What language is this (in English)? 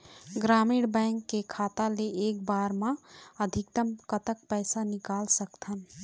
Chhattisgarhi